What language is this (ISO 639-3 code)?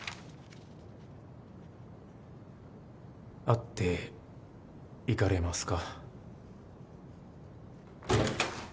jpn